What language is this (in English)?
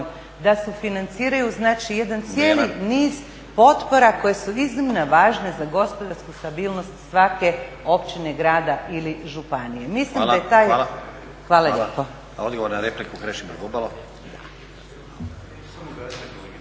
Croatian